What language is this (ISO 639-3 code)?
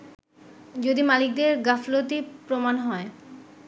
ben